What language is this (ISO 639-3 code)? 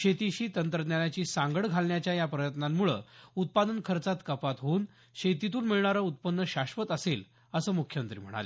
mar